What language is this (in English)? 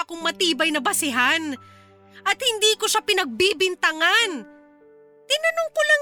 Filipino